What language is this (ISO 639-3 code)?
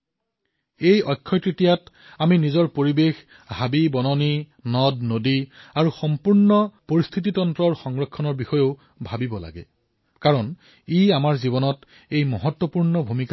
asm